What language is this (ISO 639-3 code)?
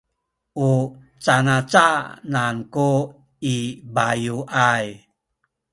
szy